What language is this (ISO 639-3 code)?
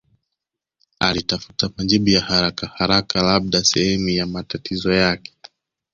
swa